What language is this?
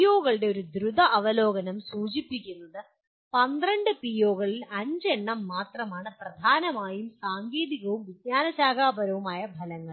Malayalam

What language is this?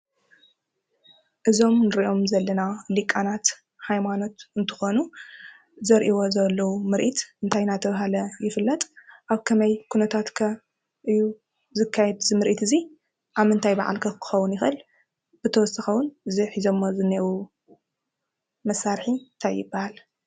Tigrinya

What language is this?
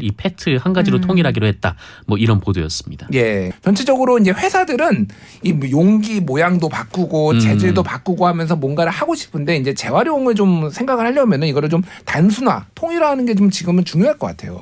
Korean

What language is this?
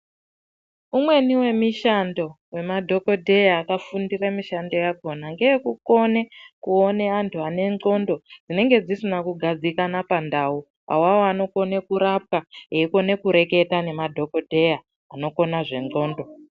Ndau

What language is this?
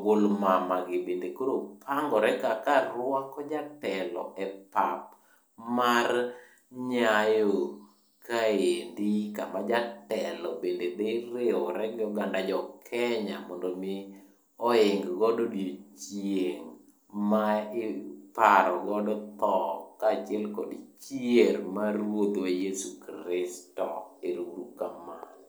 Luo (Kenya and Tanzania)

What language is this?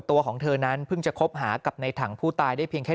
Thai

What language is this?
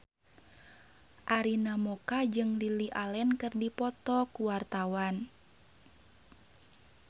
Sundanese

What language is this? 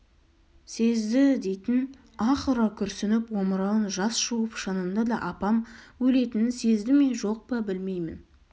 Kazakh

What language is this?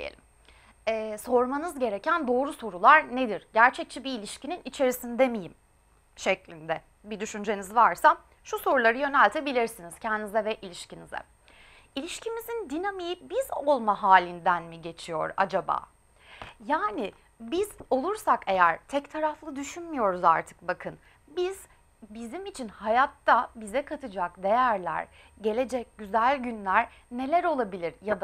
Turkish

